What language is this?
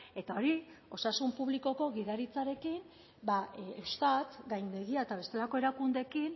Basque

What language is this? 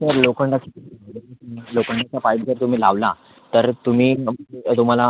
Marathi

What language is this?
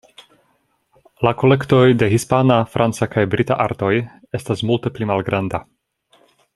Esperanto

